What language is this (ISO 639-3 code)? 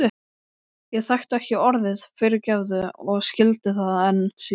isl